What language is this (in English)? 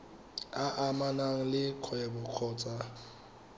Tswana